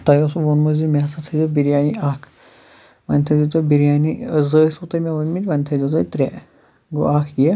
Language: Kashmiri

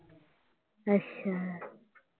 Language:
Punjabi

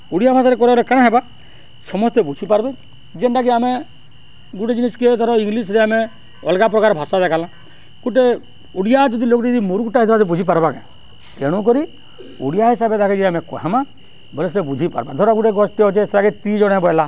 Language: Odia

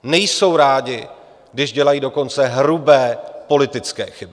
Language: Czech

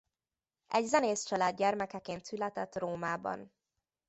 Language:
Hungarian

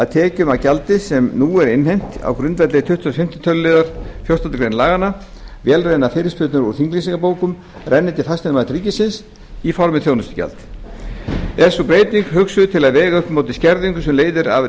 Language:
Icelandic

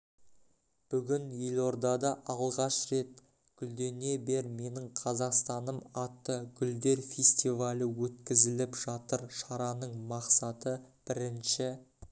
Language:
Kazakh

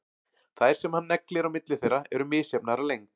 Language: Icelandic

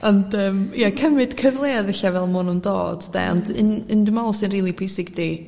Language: Welsh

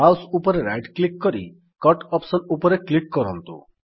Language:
Odia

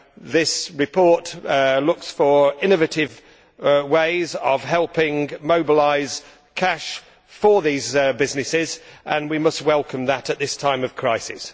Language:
English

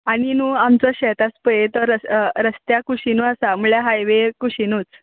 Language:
Konkani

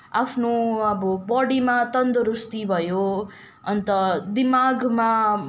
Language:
Nepali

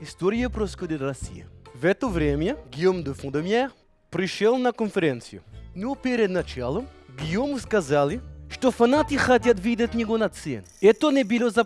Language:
English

